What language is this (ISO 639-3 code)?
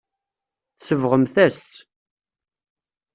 kab